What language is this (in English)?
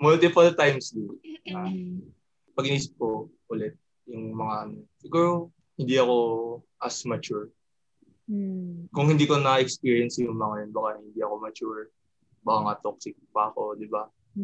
Filipino